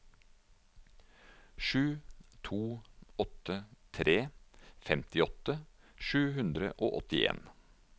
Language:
Norwegian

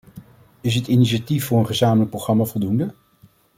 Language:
Dutch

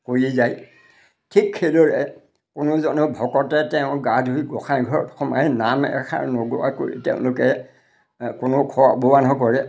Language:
Assamese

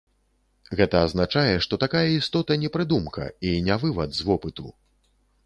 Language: Belarusian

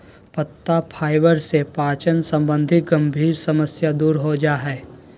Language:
Magahi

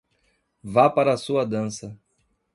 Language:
Portuguese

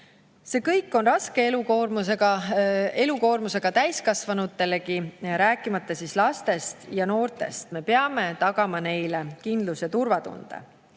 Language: Estonian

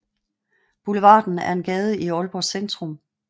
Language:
Danish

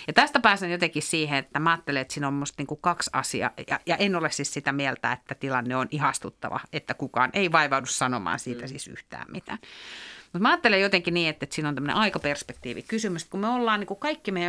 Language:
Finnish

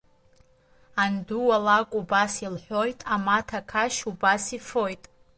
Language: Abkhazian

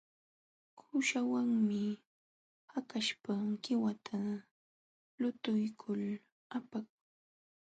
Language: Jauja Wanca Quechua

